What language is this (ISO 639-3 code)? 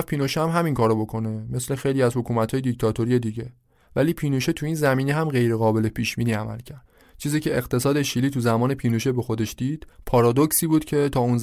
fas